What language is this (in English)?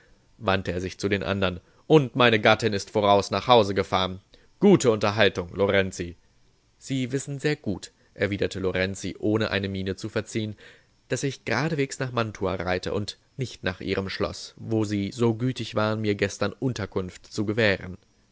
German